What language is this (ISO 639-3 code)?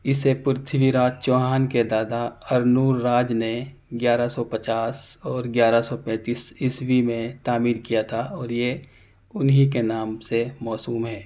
urd